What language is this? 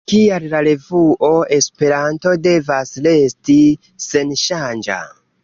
Esperanto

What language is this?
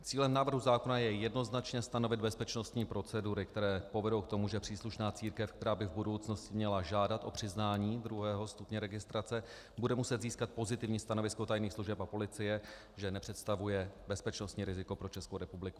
Czech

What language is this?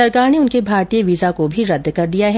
Hindi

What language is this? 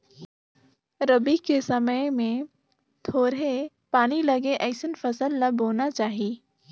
Chhattisgarhi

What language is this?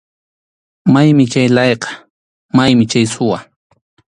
Arequipa-La Unión Quechua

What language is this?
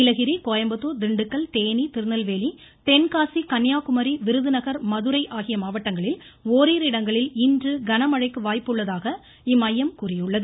Tamil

